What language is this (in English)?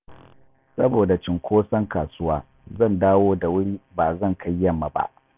Hausa